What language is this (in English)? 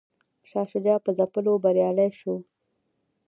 Pashto